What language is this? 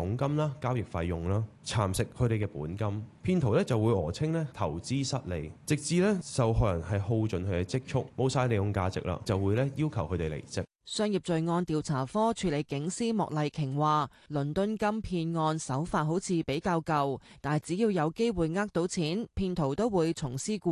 Chinese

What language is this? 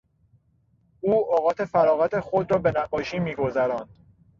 Persian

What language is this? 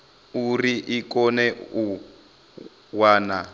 Venda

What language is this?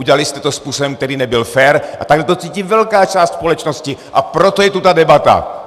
Czech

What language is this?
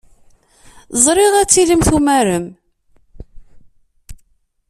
Kabyle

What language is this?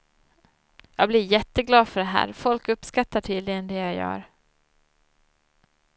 Swedish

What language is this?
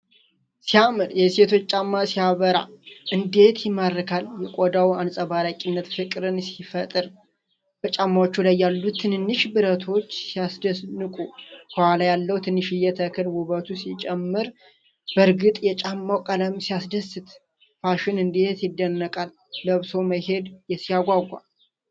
Amharic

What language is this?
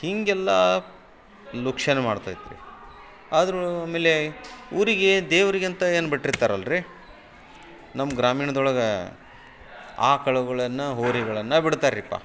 Kannada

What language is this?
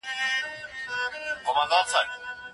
Pashto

